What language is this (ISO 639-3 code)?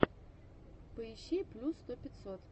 rus